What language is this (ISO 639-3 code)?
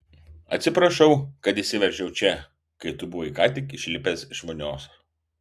lit